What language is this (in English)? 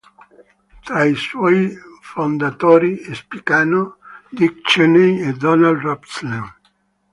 Italian